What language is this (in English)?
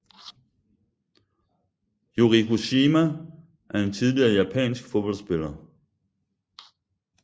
Danish